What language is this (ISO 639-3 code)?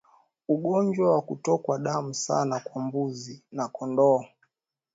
swa